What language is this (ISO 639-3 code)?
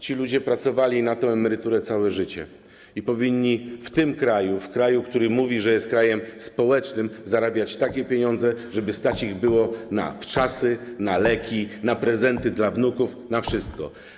pol